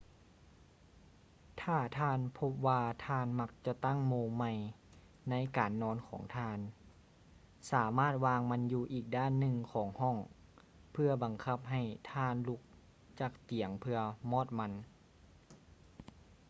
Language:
Lao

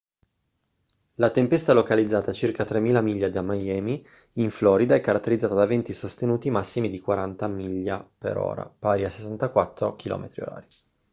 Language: Italian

